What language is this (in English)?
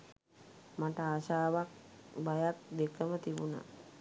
Sinhala